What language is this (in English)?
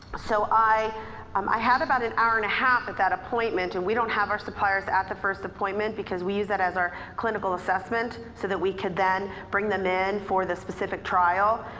English